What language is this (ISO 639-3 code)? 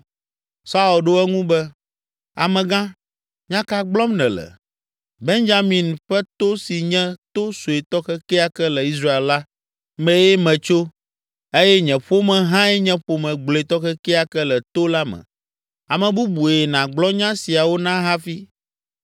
ewe